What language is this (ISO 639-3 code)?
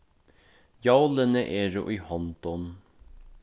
fao